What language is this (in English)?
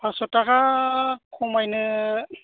Bodo